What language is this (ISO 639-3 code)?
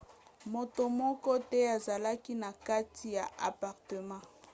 lin